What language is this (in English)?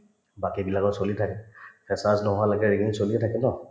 Assamese